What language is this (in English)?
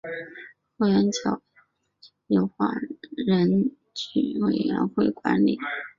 Chinese